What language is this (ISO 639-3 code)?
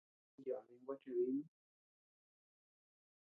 cux